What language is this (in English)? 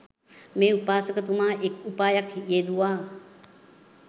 Sinhala